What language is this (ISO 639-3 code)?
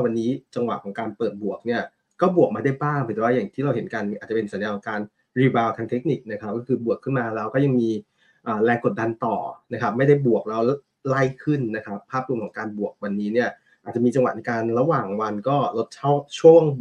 tha